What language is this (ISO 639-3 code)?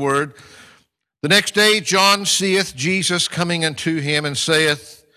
eng